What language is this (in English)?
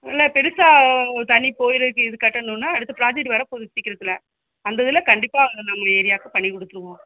Tamil